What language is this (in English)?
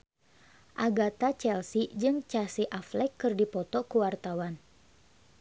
Sundanese